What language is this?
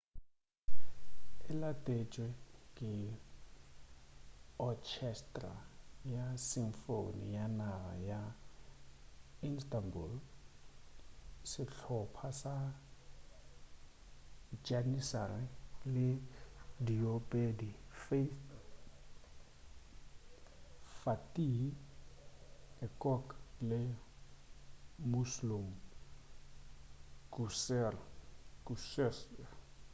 Northern Sotho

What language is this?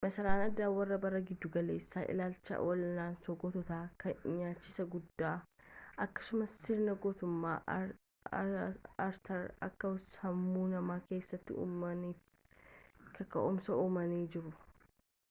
Oromo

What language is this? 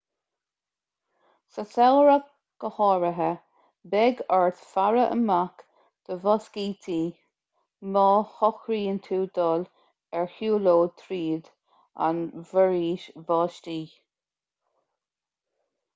Irish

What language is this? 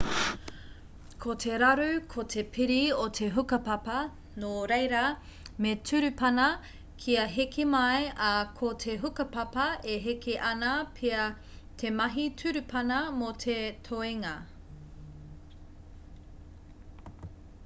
Māori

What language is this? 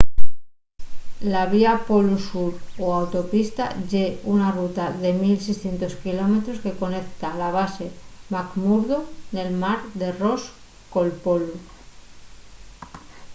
Asturian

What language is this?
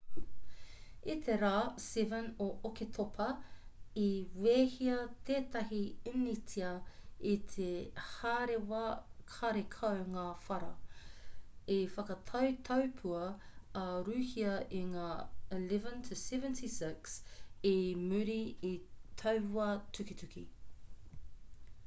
Māori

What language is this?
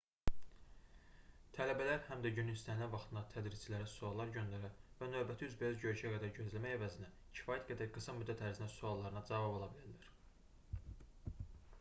Azerbaijani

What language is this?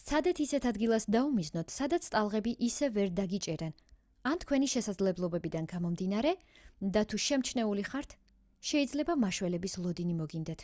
Georgian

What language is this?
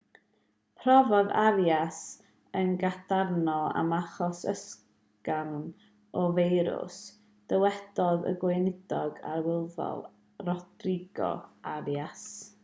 Welsh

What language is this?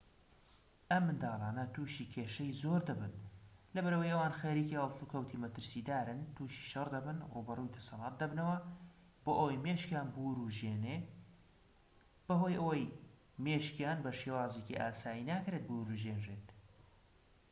Central Kurdish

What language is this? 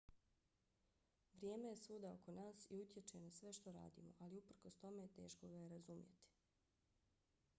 Bosnian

